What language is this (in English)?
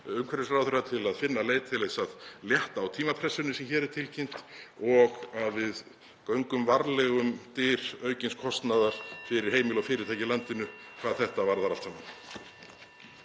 Icelandic